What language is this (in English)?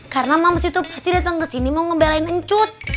Indonesian